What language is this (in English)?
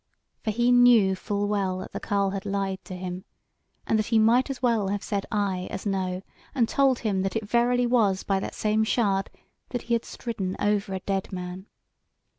English